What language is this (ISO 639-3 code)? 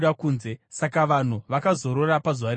sna